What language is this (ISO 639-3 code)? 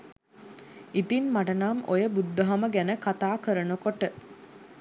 sin